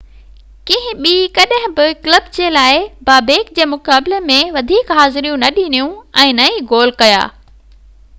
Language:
Sindhi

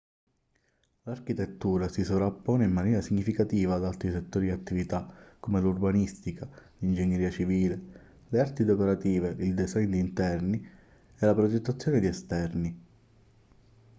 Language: Italian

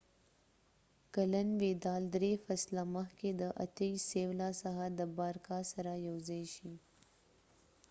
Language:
Pashto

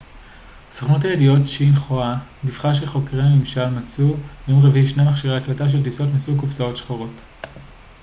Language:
Hebrew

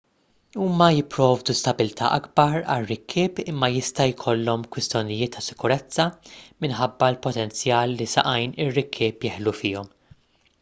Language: Maltese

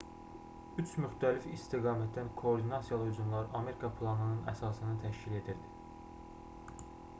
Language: Azerbaijani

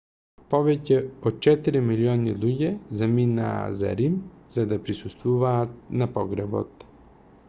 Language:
Macedonian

